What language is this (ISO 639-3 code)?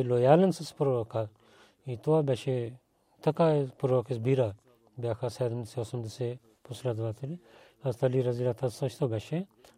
bul